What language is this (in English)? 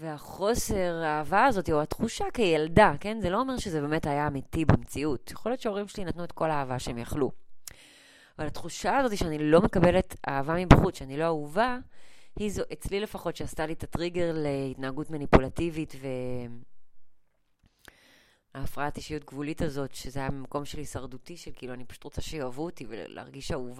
Hebrew